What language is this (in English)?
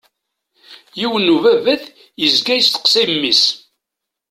Kabyle